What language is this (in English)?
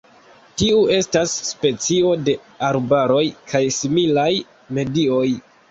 Esperanto